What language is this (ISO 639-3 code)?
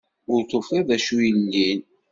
kab